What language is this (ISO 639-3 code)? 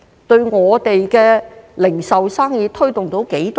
yue